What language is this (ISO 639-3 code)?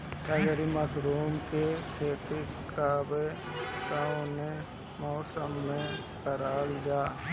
bho